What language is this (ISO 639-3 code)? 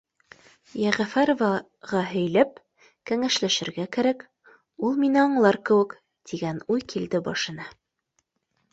bak